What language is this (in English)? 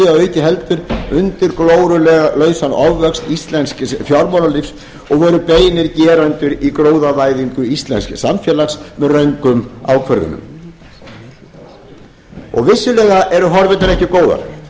Icelandic